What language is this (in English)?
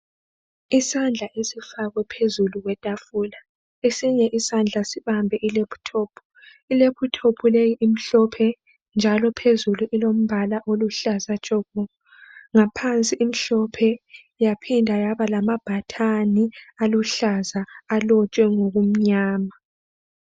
North Ndebele